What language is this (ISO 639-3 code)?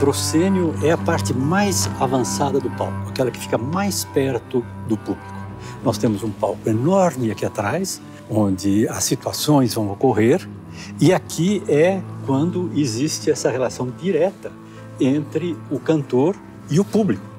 por